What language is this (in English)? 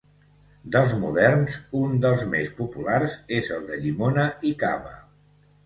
Catalan